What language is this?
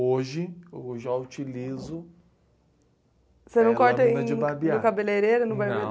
Portuguese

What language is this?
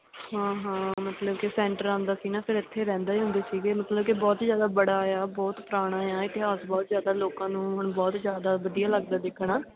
Punjabi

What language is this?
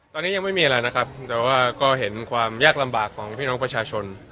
Thai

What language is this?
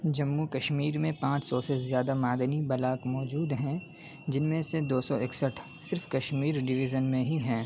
Urdu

